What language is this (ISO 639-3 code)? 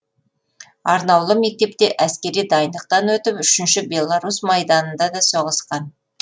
kaz